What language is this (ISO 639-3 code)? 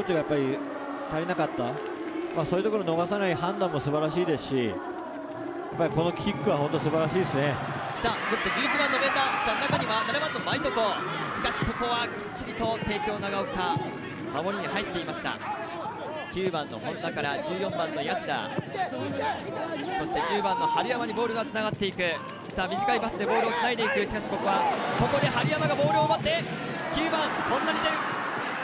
jpn